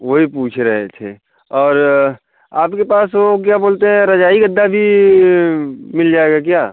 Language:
Hindi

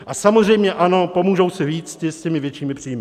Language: Czech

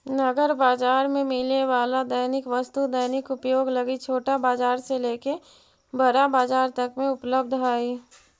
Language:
Magahi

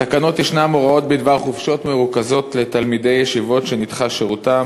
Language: Hebrew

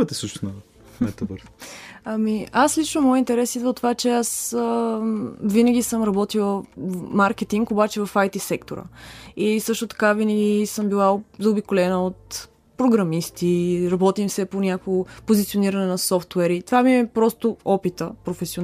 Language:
Bulgarian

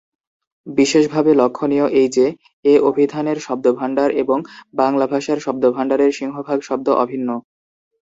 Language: Bangla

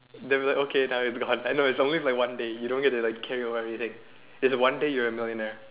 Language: English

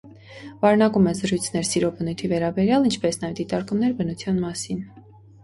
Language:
Armenian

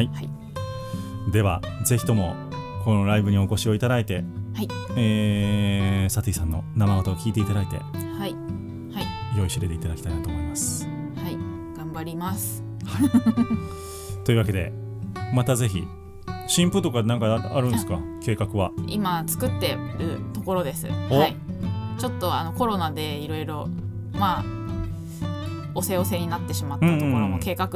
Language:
Japanese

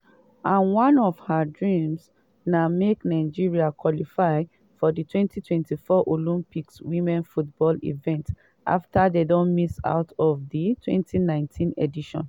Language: Nigerian Pidgin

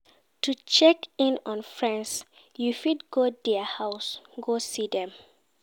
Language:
Nigerian Pidgin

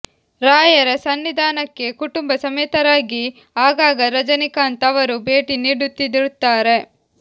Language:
Kannada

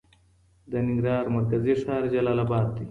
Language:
Pashto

